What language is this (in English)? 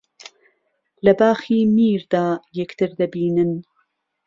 Central Kurdish